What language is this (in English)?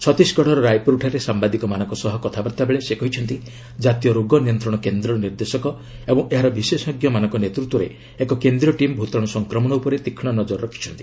Odia